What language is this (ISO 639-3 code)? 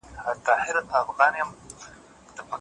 pus